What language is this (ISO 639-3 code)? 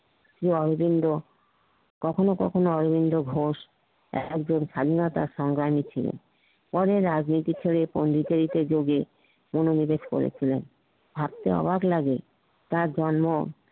ben